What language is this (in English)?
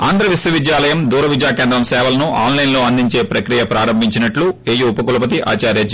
Telugu